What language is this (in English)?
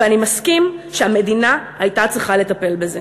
Hebrew